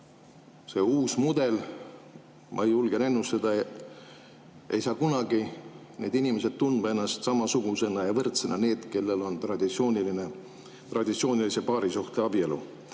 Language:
Estonian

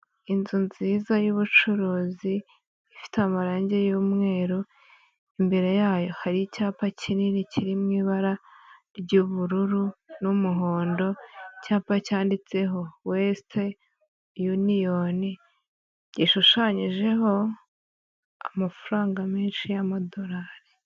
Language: Kinyarwanda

